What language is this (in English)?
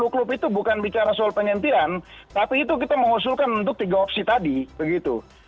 Indonesian